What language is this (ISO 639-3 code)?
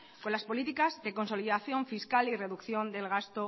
spa